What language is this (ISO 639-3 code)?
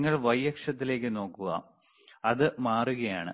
mal